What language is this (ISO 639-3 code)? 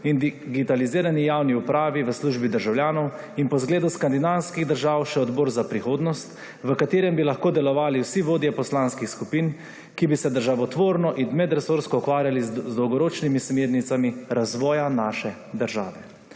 slv